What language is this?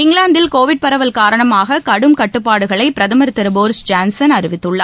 Tamil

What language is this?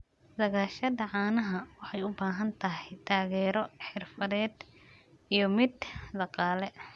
Somali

